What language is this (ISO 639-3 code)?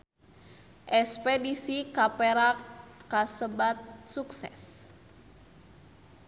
sun